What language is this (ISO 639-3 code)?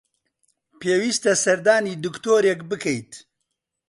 ckb